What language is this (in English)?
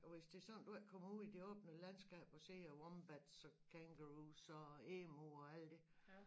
Danish